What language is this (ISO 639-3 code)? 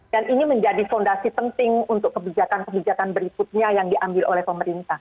ind